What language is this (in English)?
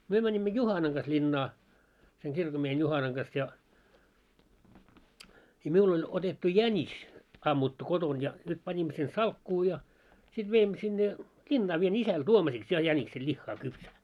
Finnish